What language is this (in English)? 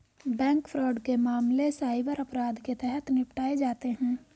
Hindi